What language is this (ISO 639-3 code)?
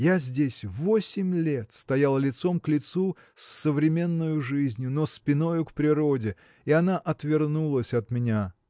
rus